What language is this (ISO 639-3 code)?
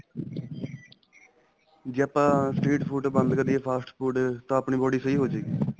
pan